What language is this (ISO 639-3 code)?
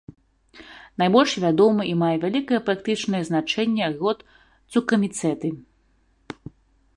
bel